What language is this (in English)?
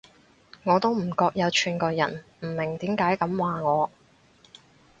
Cantonese